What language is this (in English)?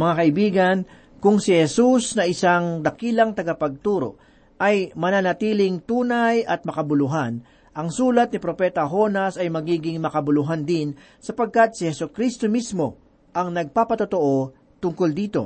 Filipino